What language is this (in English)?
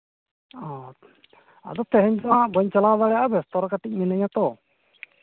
Santali